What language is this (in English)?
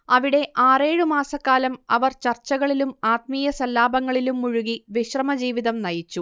Malayalam